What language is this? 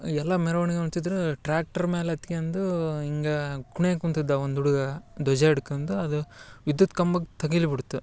Kannada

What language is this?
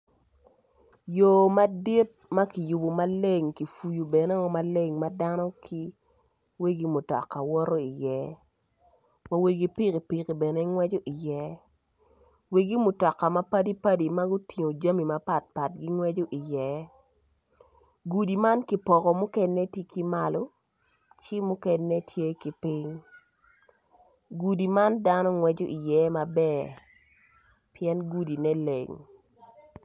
Acoli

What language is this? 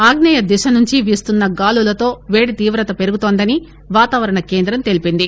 Telugu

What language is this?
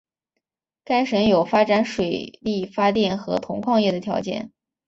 Chinese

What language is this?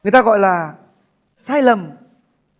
Vietnamese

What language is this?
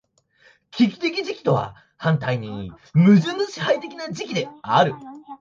Japanese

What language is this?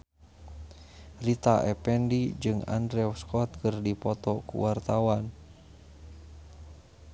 Sundanese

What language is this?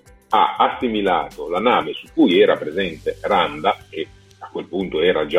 Italian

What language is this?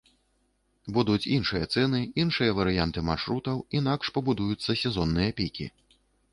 Belarusian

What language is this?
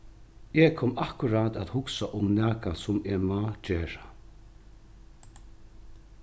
Faroese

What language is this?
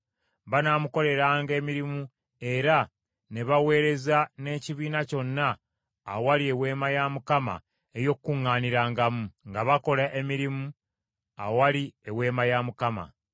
Ganda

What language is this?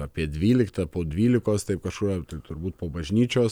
Lithuanian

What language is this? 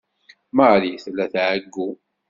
Kabyle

